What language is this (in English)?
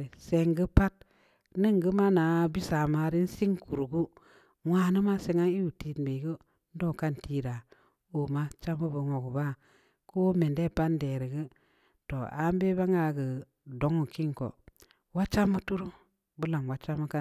Samba Leko